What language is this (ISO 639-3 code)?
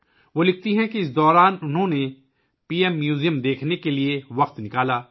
urd